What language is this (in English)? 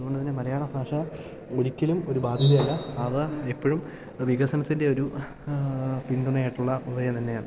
Malayalam